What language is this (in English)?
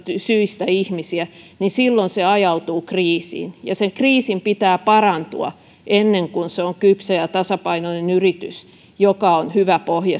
Finnish